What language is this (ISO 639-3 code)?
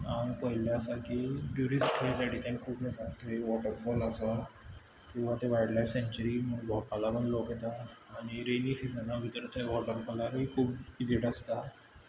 kok